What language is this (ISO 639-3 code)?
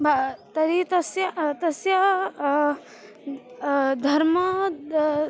san